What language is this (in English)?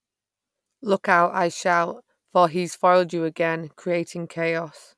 English